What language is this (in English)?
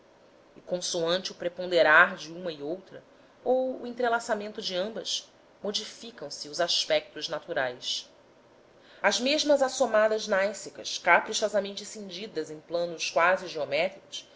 Portuguese